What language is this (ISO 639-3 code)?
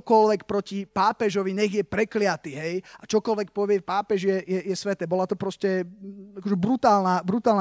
slk